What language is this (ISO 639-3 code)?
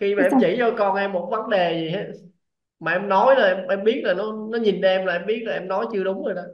vie